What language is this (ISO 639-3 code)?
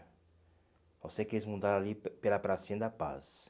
por